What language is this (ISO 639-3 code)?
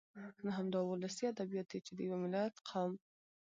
pus